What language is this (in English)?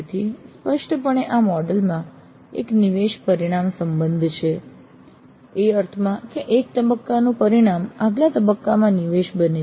Gujarati